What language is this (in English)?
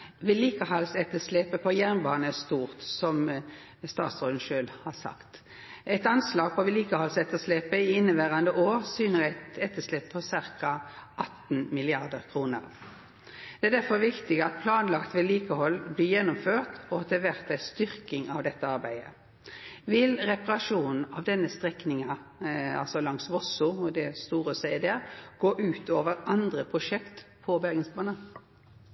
Norwegian Nynorsk